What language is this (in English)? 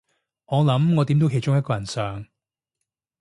Cantonese